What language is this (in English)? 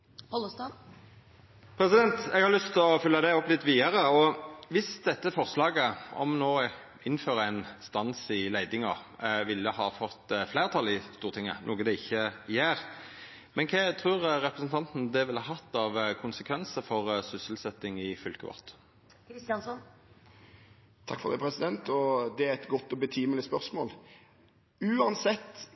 Norwegian